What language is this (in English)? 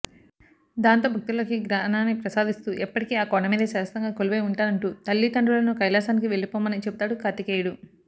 Telugu